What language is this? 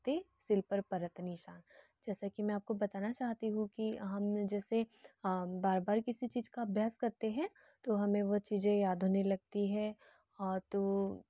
Hindi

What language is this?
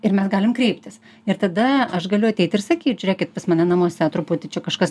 Lithuanian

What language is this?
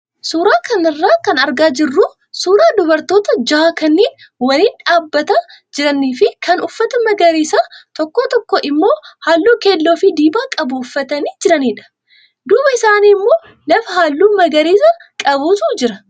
Oromo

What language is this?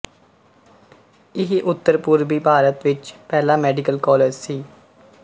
Punjabi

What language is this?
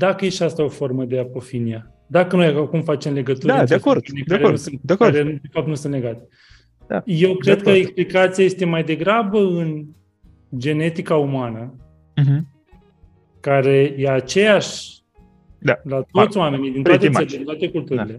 Romanian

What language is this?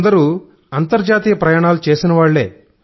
Telugu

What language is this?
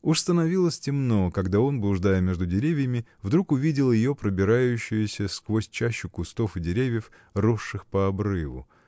Russian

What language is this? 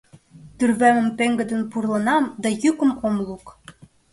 Mari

